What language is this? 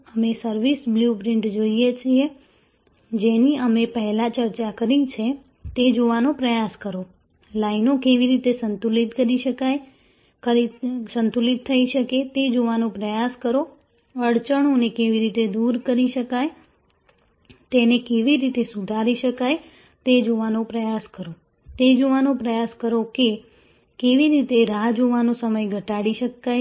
Gujarati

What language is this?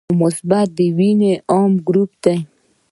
Pashto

